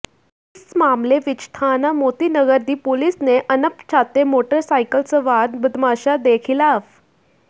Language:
Punjabi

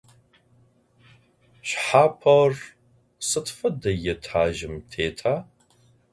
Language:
Adyghe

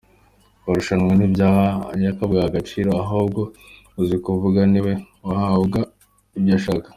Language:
Kinyarwanda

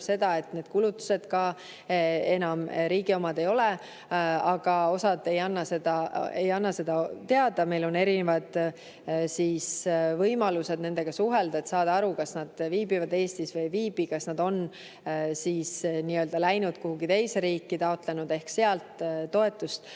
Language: Estonian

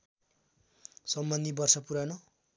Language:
Nepali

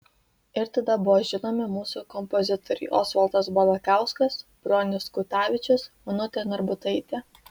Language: Lithuanian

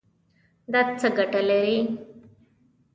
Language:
Pashto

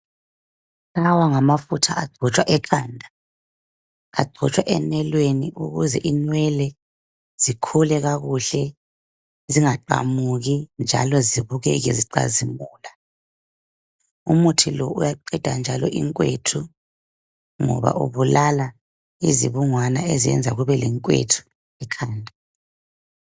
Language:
North Ndebele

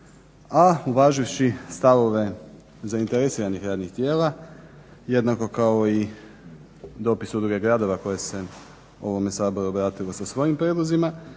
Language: Croatian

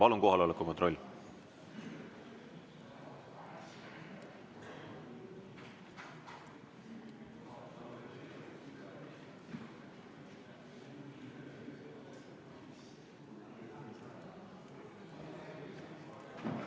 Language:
Estonian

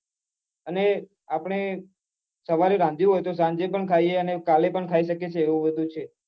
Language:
Gujarati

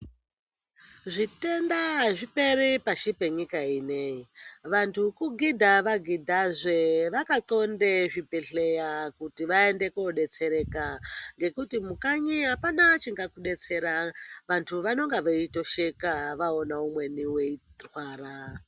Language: Ndau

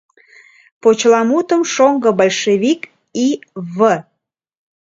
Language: Mari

